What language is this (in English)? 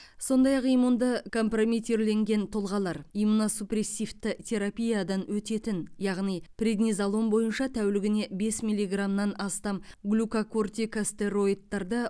Kazakh